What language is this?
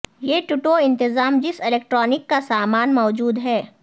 Urdu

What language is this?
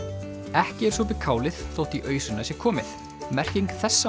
Icelandic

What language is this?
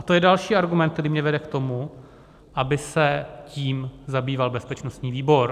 Czech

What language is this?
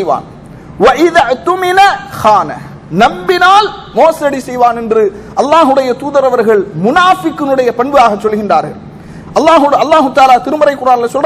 Arabic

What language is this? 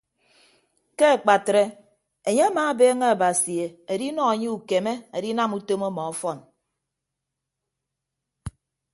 Ibibio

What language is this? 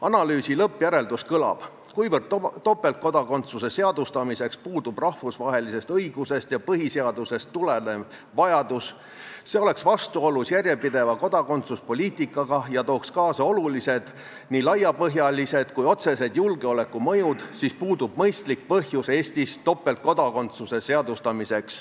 Estonian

